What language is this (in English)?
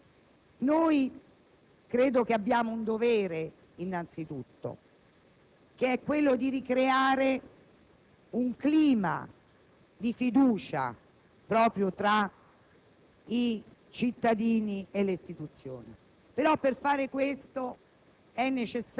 Italian